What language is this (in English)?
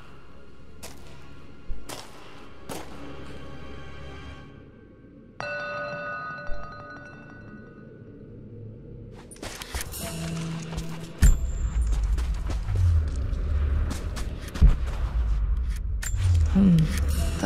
Polish